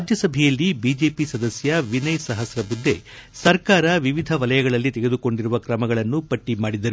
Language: Kannada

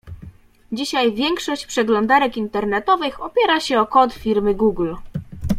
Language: Polish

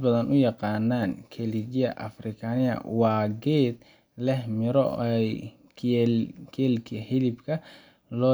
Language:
Somali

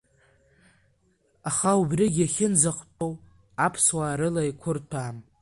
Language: Abkhazian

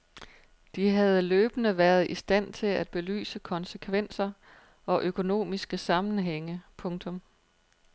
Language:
Danish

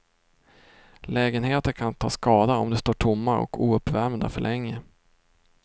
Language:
Swedish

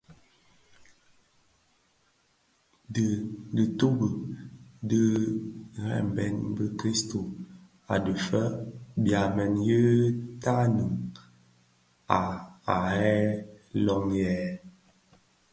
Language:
Bafia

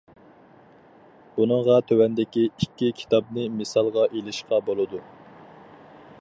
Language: Uyghur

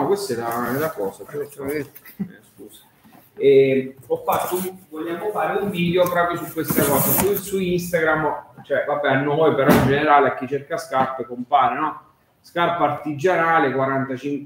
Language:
Italian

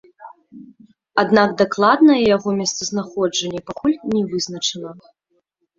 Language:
Belarusian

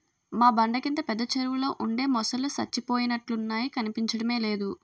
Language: Telugu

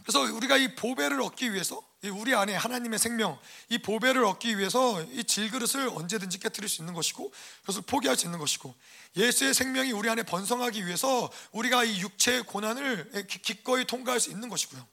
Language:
Korean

